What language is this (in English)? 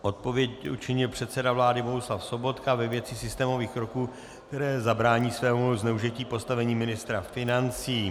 Czech